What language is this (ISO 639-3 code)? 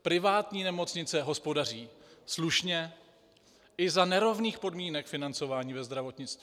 ces